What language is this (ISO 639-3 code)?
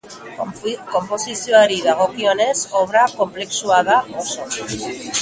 eus